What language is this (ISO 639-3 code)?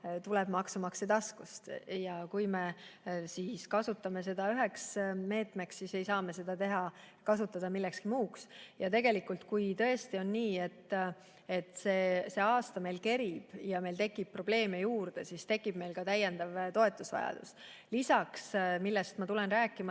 est